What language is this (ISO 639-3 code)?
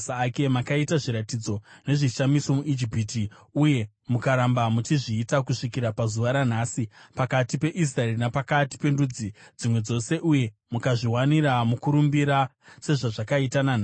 sna